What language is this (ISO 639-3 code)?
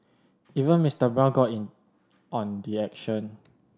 eng